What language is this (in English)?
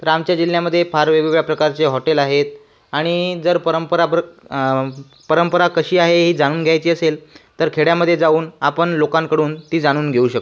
Marathi